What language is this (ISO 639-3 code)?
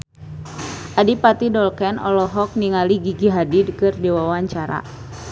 sun